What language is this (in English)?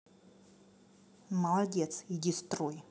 Russian